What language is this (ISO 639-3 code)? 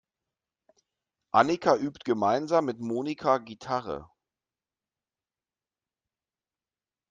deu